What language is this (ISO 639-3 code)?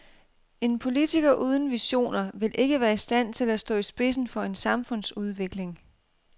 dan